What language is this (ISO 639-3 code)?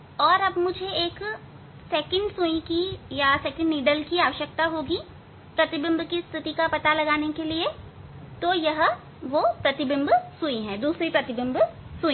hin